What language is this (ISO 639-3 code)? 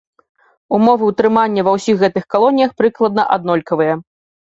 bel